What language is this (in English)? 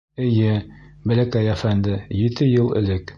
Bashkir